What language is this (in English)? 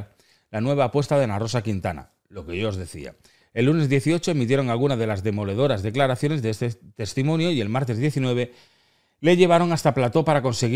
Spanish